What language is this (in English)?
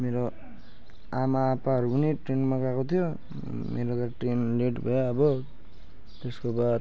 Nepali